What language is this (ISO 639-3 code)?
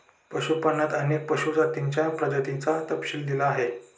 mar